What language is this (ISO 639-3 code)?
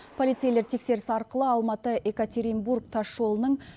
kaz